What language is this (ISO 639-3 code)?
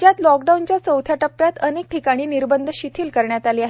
mar